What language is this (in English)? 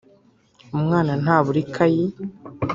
Kinyarwanda